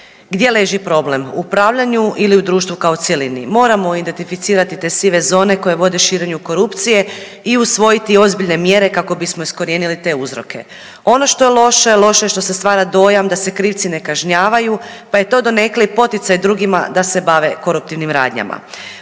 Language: Croatian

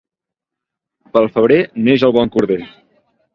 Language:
Catalan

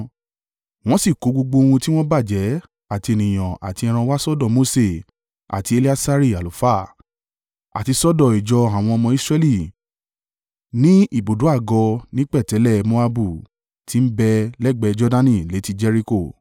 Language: Yoruba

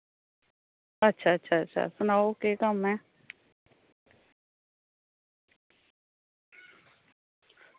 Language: Dogri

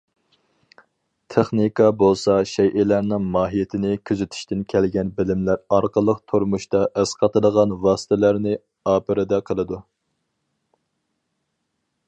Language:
Uyghur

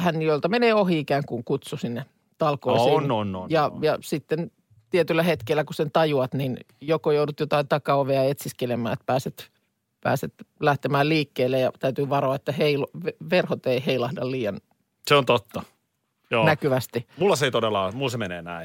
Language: Finnish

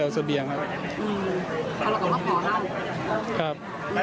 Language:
Thai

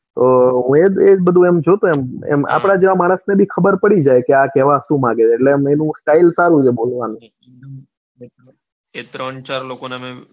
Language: Gujarati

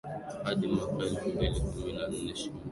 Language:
Swahili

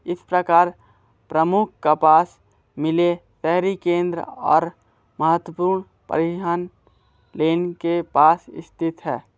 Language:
Hindi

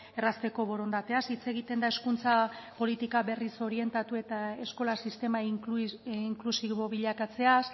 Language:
Basque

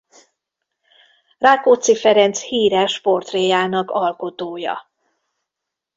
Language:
Hungarian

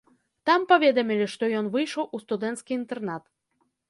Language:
Belarusian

